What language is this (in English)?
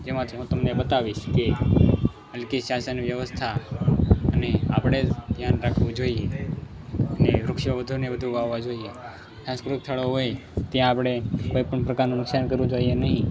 Gujarati